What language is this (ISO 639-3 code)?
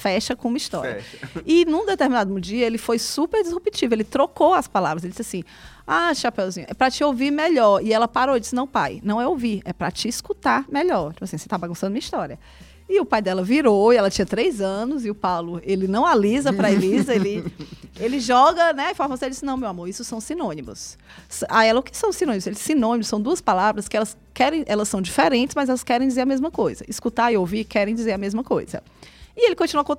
por